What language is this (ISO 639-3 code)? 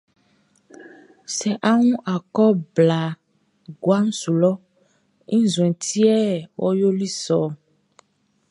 bci